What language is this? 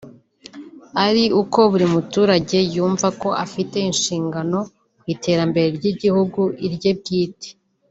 Kinyarwanda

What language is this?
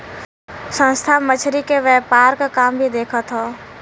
Bhojpuri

